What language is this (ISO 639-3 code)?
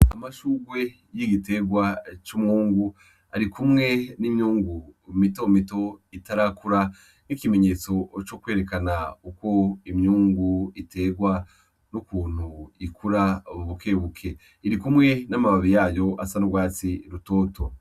run